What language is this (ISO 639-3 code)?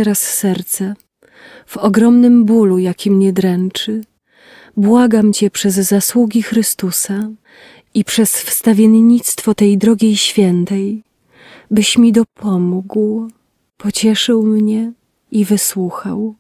pol